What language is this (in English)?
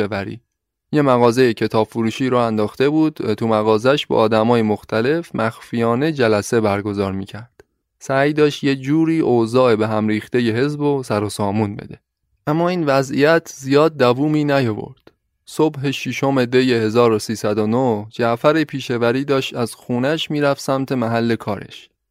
Persian